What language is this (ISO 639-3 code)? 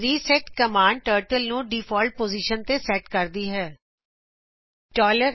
pan